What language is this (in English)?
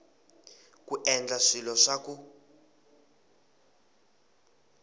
Tsonga